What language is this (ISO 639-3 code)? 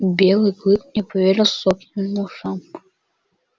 rus